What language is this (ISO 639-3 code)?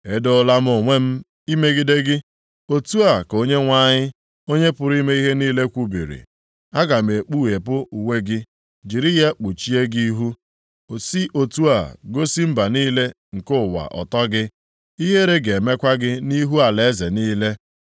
ibo